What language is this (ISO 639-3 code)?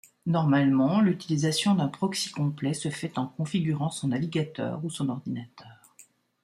fra